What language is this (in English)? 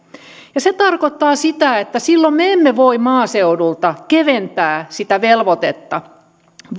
Finnish